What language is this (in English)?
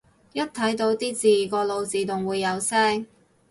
Cantonese